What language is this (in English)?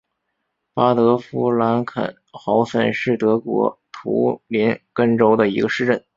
Chinese